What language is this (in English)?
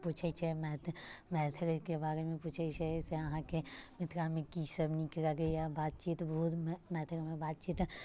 Maithili